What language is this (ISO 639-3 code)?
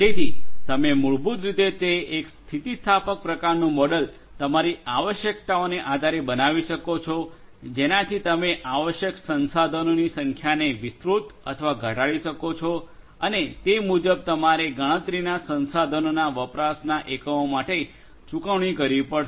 guj